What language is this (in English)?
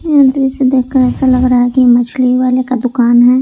Hindi